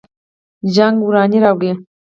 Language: Pashto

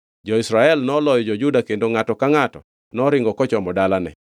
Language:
Luo (Kenya and Tanzania)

